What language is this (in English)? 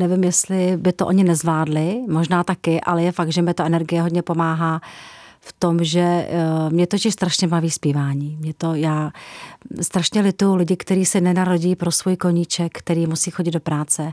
Czech